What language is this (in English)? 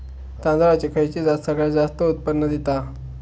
Marathi